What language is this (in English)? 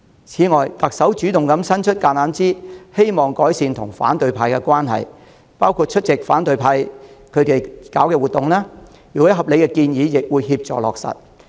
Cantonese